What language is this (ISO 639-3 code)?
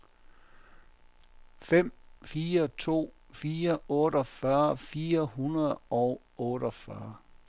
dan